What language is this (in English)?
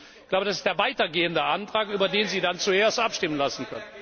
German